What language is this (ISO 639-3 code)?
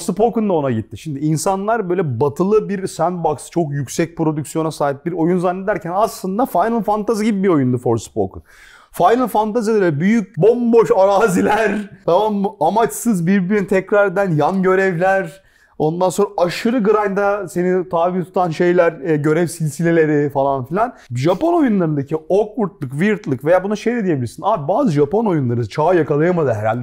tur